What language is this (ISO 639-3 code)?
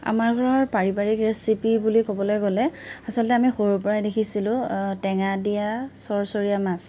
asm